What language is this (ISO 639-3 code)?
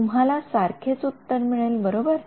mar